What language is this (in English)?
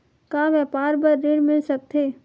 Chhattisgarhi